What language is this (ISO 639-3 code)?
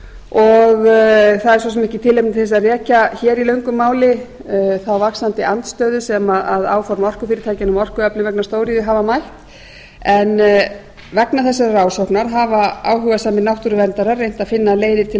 isl